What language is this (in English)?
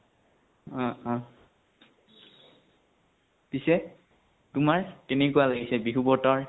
Assamese